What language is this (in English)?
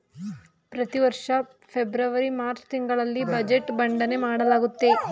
Kannada